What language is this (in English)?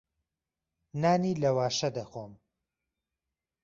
Central Kurdish